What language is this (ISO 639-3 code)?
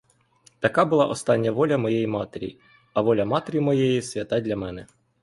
ukr